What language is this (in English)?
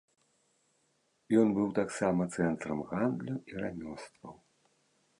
Belarusian